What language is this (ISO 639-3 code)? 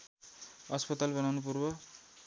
nep